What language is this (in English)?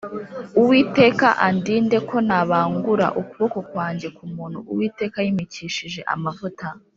Kinyarwanda